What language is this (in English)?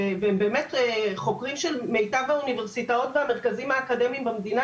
Hebrew